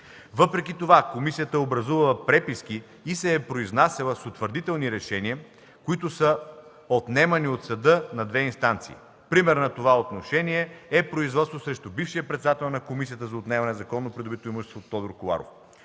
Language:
Bulgarian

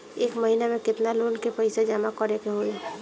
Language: Bhojpuri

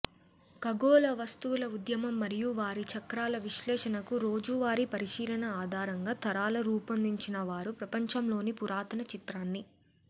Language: Telugu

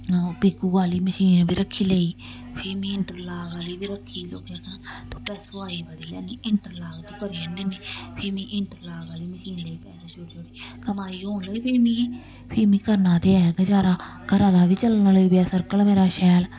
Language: Dogri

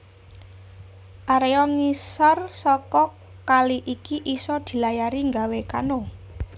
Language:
Javanese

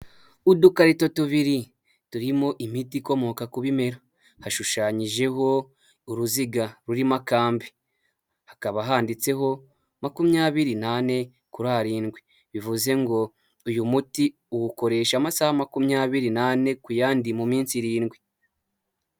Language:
Kinyarwanda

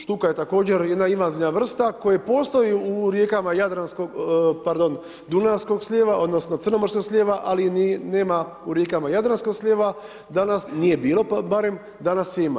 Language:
Croatian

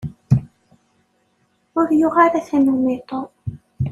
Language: Kabyle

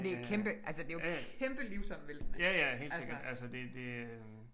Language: Danish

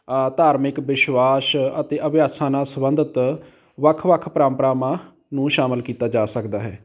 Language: Punjabi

